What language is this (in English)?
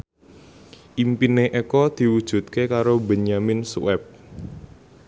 Javanese